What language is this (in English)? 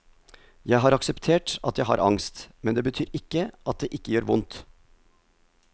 Norwegian